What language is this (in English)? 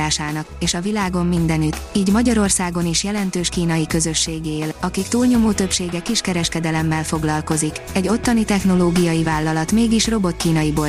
Hungarian